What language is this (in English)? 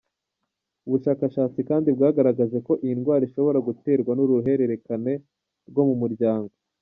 Kinyarwanda